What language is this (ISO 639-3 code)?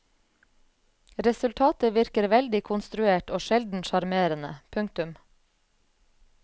nor